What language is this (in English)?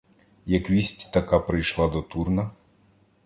Ukrainian